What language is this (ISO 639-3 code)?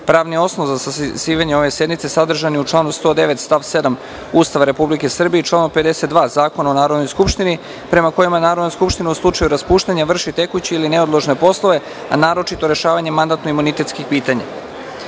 srp